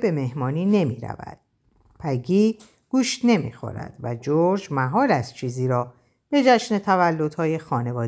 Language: Persian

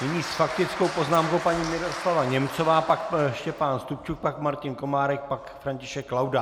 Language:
Czech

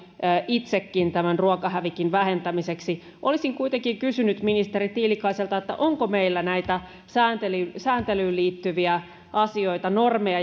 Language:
Finnish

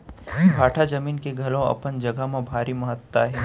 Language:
Chhattisgarhi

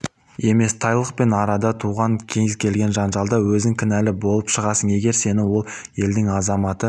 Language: Kazakh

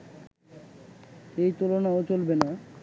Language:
Bangla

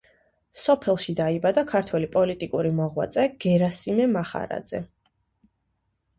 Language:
Georgian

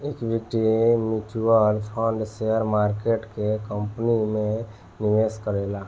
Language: Bhojpuri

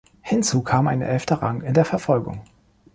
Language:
German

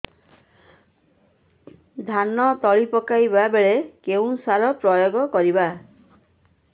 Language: Odia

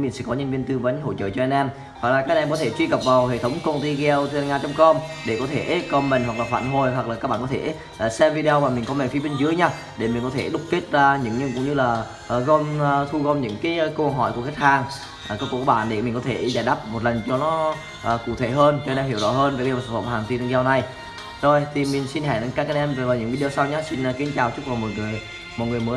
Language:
Vietnamese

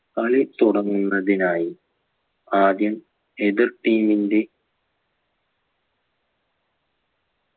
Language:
Malayalam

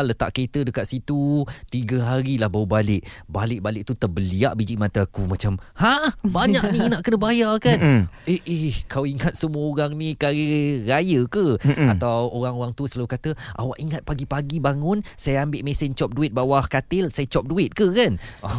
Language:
Malay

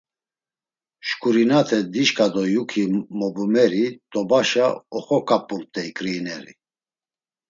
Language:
Laz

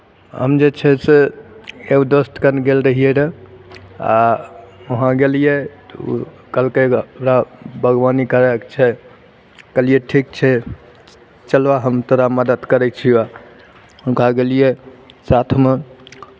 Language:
Maithili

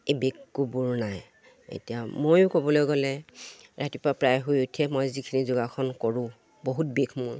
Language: Assamese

